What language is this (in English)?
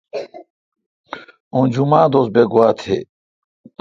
Kalkoti